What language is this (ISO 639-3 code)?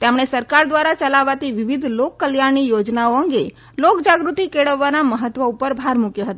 guj